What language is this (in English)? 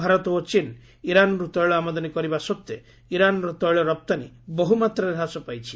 Odia